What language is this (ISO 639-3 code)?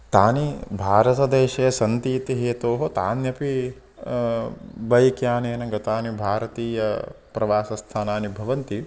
san